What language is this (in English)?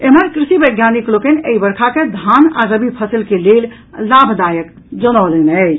Maithili